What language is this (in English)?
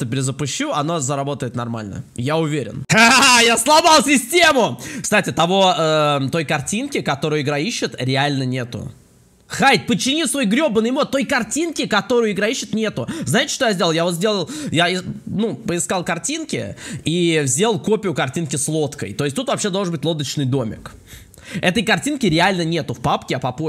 Russian